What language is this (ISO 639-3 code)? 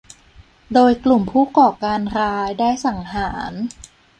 tha